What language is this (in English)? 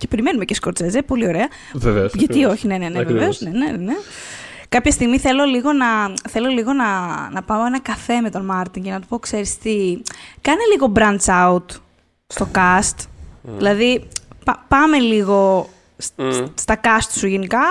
Greek